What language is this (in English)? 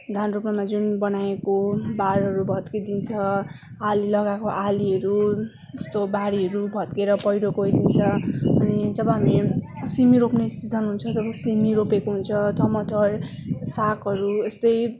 Nepali